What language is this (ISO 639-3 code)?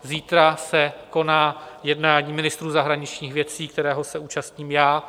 ces